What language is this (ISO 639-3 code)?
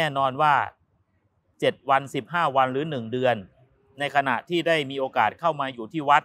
tha